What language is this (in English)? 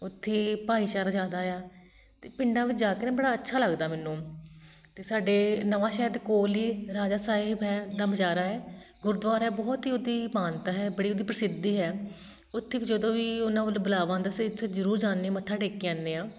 Punjabi